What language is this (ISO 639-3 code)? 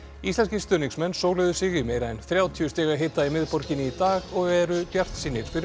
isl